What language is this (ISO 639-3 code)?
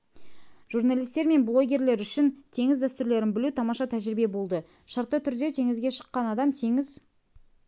kaz